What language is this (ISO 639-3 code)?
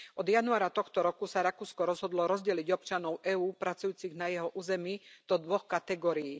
slk